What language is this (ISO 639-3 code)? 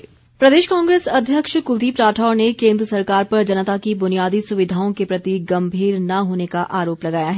hin